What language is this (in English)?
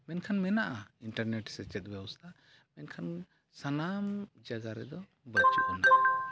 Santali